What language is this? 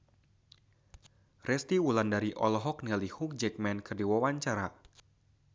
Sundanese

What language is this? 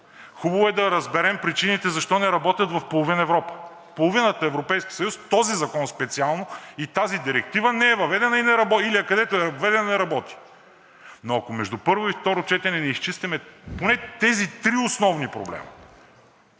Bulgarian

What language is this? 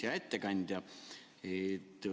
Estonian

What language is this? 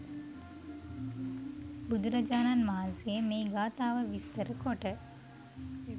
Sinhala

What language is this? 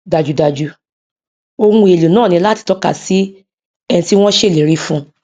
Yoruba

